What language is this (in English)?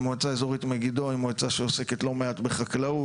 Hebrew